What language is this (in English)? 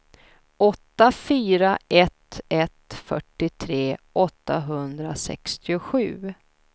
Swedish